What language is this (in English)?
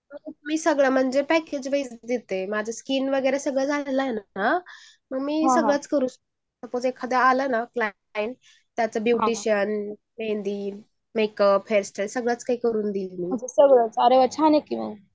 Marathi